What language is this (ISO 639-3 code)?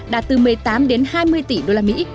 vie